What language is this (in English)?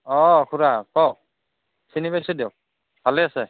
Assamese